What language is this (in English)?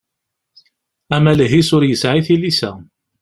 Kabyle